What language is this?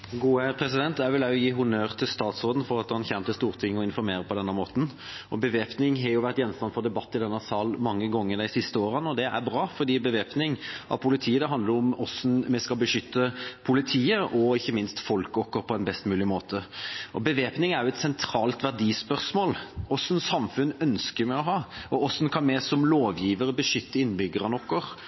Norwegian Bokmål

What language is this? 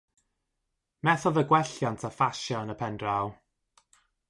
Welsh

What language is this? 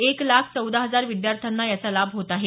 Marathi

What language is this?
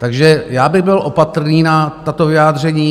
Czech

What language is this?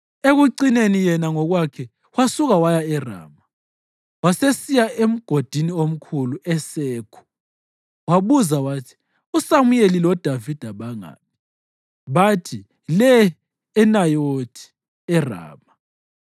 North Ndebele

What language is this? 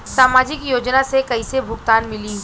Bhojpuri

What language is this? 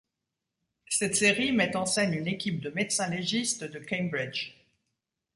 French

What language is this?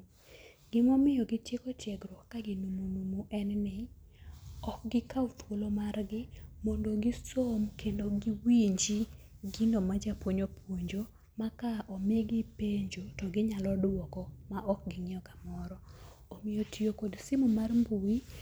Luo (Kenya and Tanzania)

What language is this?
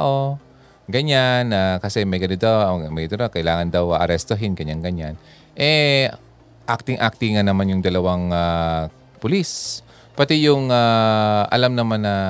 Filipino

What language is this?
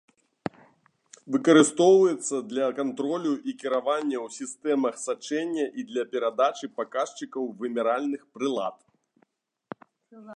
Belarusian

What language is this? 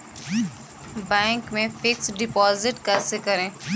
Hindi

